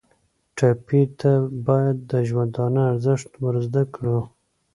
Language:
Pashto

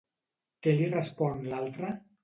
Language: Catalan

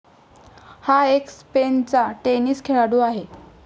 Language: Marathi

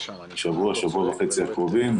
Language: Hebrew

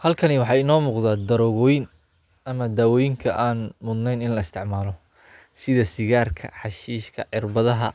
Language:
Somali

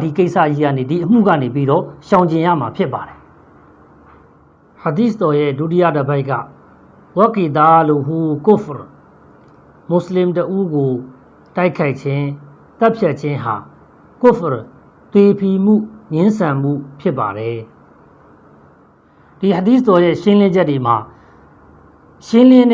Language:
Indonesian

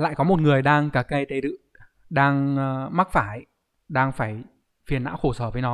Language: Vietnamese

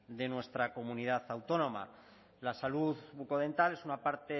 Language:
Spanish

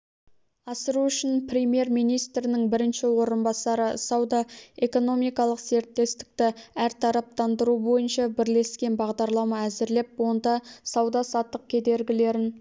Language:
Kazakh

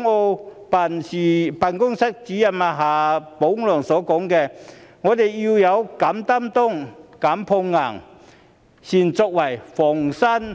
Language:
Cantonese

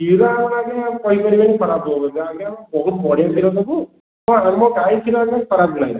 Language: Odia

